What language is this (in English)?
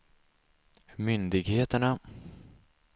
Swedish